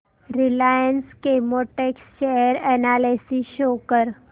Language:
Marathi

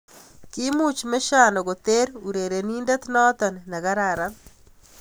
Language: Kalenjin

